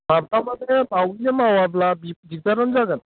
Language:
Bodo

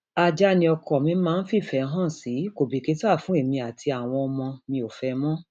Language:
Yoruba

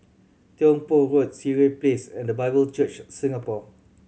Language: English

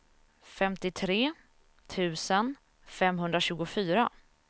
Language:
Swedish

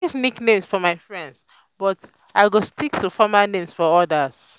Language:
Nigerian Pidgin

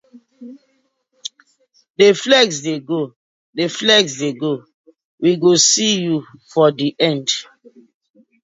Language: Nigerian Pidgin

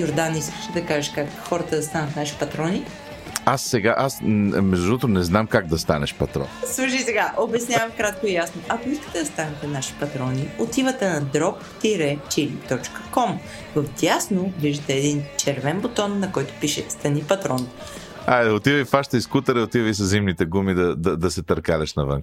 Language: Bulgarian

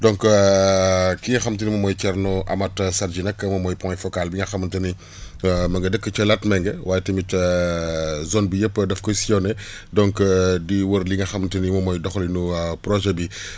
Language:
Wolof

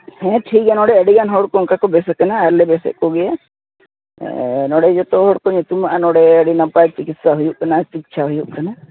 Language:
Santali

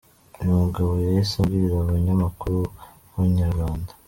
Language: Kinyarwanda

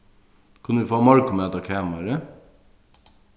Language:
Faroese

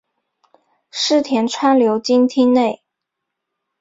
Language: Chinese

